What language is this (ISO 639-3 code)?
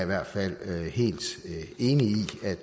dan